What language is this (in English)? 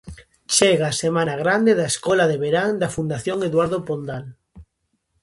Galician